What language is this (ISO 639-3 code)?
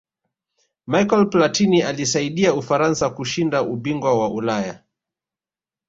swa